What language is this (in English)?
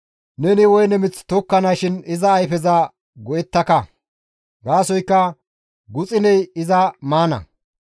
Gamo